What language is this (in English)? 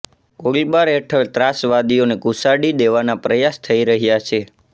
Gujarati